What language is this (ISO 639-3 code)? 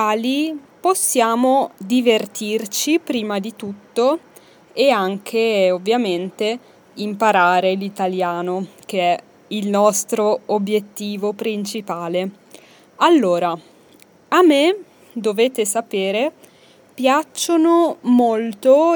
ita